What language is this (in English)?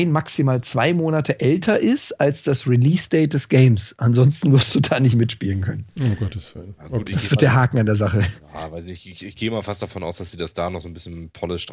German